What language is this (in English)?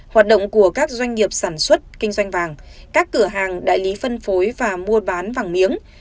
Vietnamese